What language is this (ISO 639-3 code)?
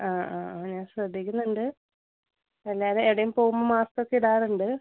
mal